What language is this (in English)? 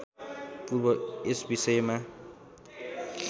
Nepali